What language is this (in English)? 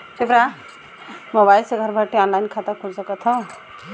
Bhojpuri